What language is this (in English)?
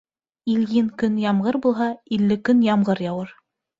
Bashkir